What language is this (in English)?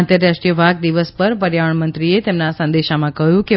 Gujarati